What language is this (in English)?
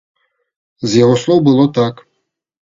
Belarusian